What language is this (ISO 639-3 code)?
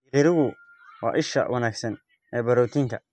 som